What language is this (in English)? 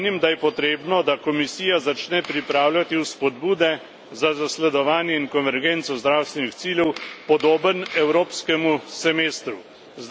Slovenian